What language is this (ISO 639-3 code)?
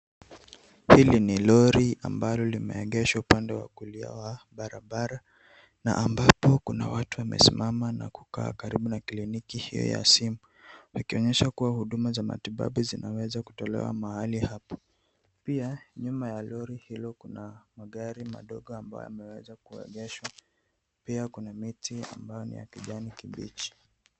swa